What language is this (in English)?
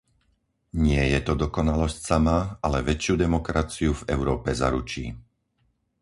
Slovak